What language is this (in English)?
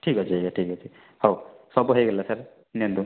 Odia